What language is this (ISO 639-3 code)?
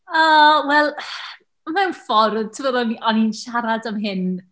cym